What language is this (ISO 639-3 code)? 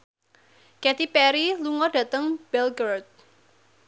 jav